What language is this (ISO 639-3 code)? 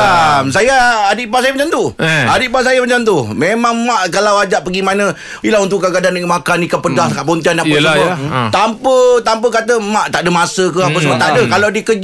msa